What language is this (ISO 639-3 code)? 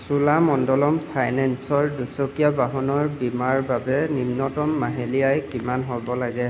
asm